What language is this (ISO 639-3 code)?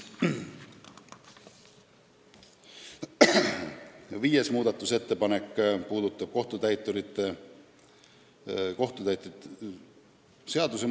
est